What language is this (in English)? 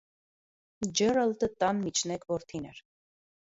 Armenian